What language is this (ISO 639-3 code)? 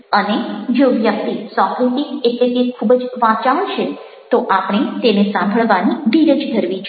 guj